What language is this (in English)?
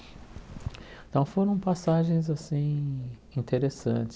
Portuguese